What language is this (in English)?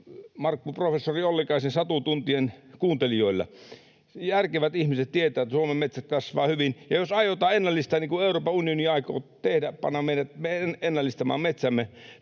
Finnish